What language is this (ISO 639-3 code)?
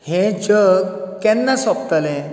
kok